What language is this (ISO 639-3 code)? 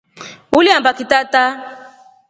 rof